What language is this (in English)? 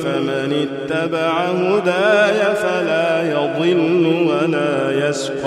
Arabic